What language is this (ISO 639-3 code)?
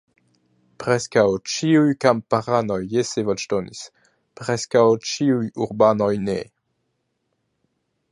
epo